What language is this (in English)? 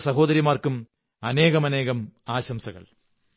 Malayalam